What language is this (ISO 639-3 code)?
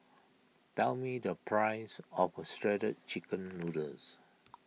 eng